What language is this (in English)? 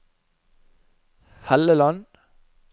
Norwegian